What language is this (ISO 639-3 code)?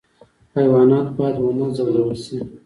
pus